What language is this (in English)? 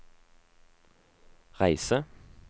Norwegian